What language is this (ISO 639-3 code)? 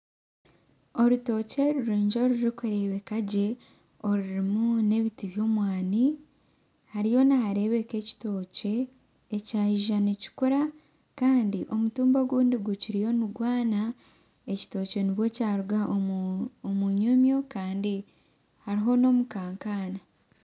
nyn